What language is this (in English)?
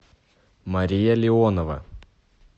Russian